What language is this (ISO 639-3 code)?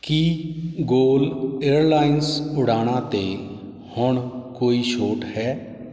pan